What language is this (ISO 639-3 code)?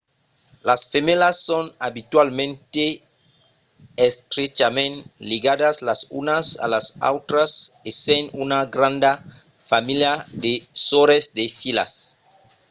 oci